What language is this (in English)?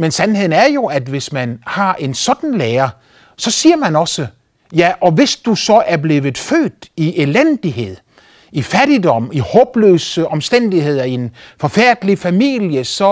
Danish